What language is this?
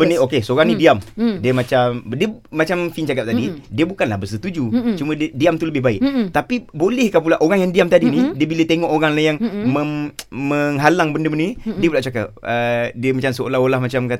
Malay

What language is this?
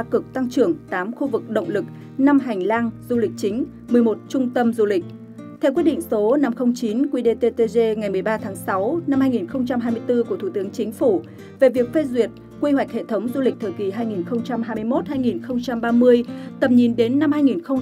Vietnamese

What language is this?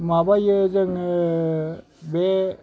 Bodo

